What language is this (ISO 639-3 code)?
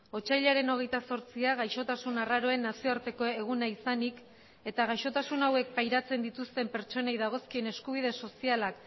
eus